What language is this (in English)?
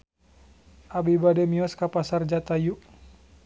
Sundanese